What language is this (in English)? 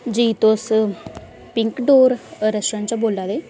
Dogri